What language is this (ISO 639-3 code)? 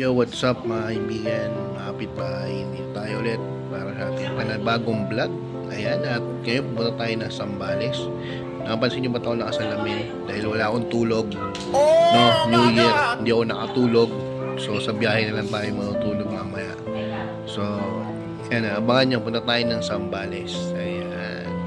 fil